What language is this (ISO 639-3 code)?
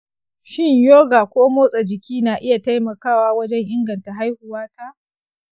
hau